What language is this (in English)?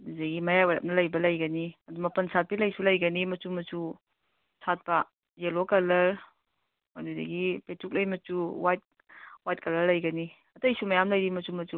Manipuri